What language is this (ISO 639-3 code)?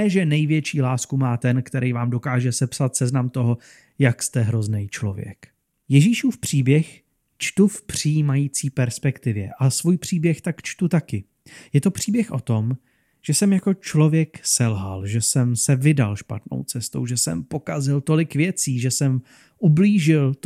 ces